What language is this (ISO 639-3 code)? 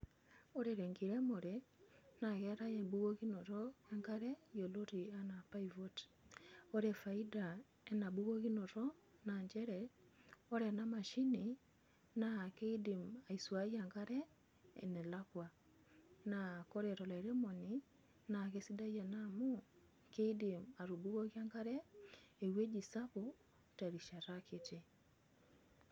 mas